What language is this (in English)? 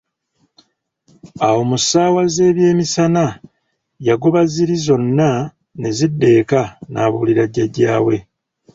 Ganda